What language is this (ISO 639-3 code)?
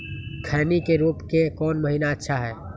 mag